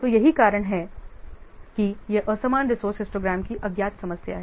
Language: Hindi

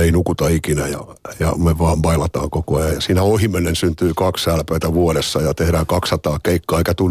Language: Finnish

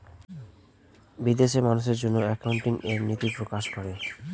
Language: Bangla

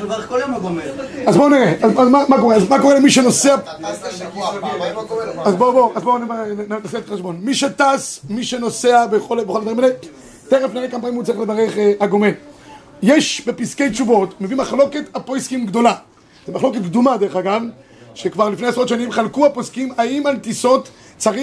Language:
Hebrew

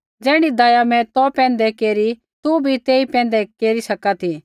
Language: Kullu Pahari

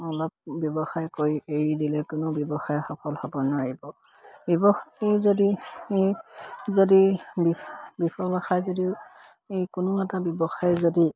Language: Assamese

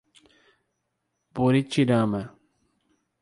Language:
Portuguese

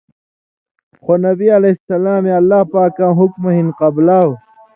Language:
Indus Kohistani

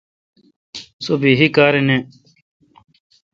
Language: Kalkoti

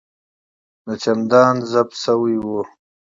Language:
Pashto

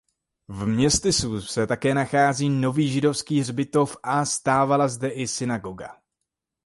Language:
Czech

